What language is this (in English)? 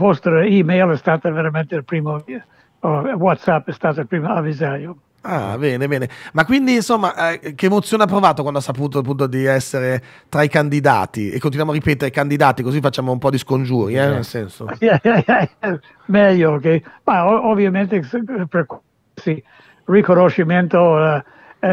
Italian